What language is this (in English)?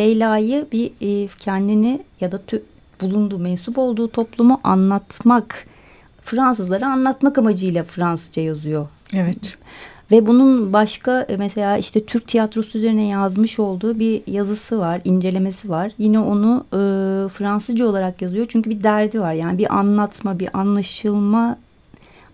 Turkish